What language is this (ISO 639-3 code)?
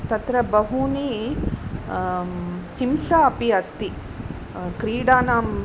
san